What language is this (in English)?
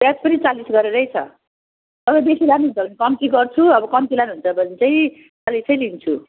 Nepali